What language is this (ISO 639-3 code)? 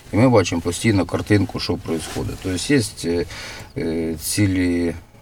ukr